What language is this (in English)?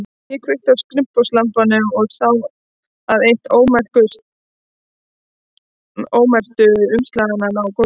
Icelandic